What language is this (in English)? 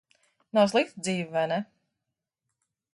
Latvian